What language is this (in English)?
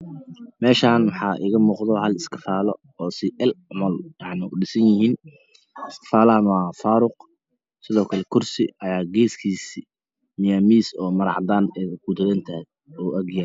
Somali